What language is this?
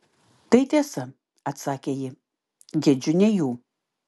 Lithuanian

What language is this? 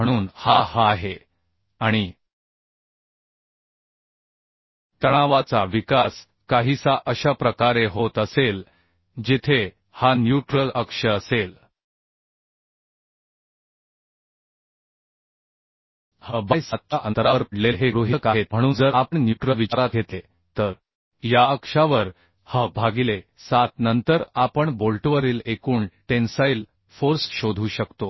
Marathi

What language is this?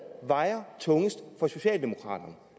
Danish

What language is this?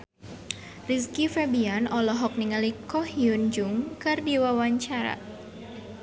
Sundanese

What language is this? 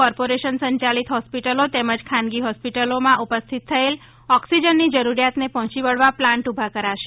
Gujarati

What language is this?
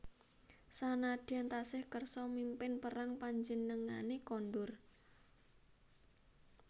Javanese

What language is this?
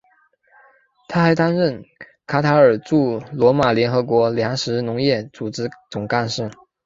Chinese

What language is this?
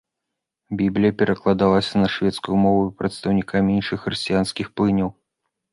Belarusian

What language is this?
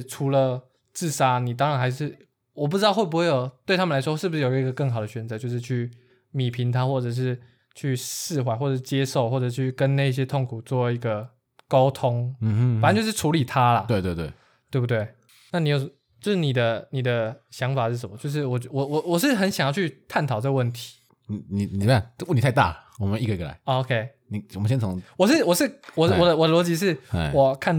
Chinese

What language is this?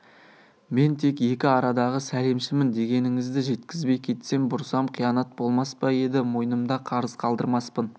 Kazakh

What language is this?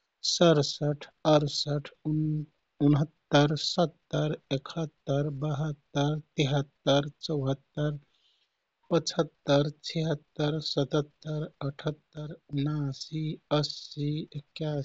Kathoriya Tharu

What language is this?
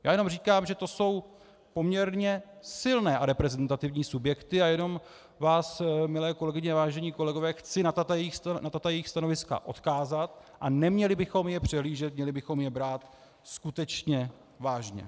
Czech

